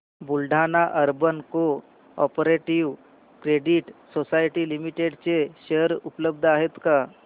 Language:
Marathi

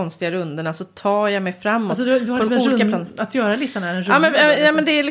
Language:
Swedish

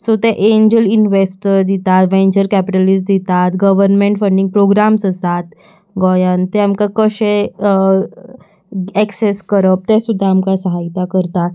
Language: Konkani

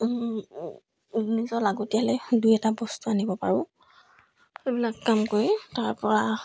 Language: Assamese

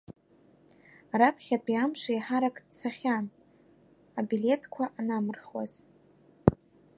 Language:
Abkhazian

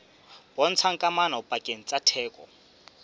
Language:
Southern Sotho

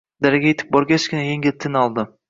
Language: Uzbek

